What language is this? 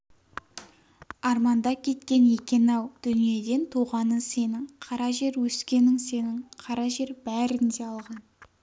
Kazakh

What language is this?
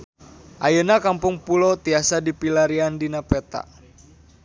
Sundanese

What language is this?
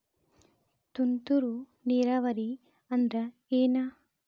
Kannada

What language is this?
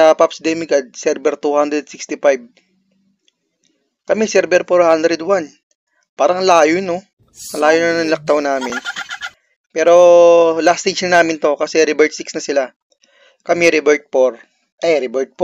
Filipino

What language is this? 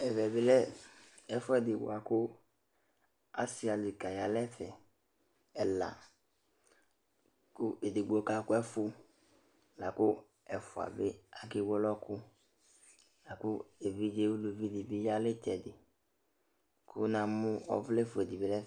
Ikposo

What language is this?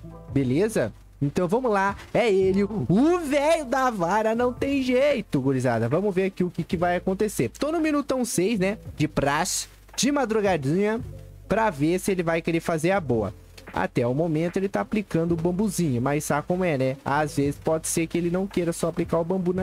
Portuguese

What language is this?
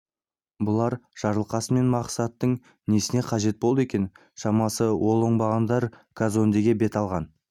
Kazakh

